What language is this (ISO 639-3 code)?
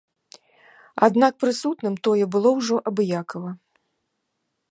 bel